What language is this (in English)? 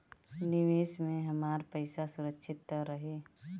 Bhojpuri